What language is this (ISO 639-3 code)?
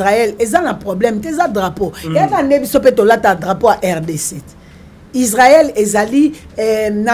fra